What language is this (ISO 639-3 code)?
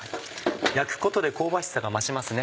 jpn